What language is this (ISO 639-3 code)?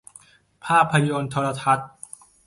tha